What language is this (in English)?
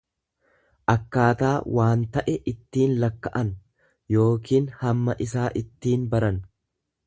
Oromo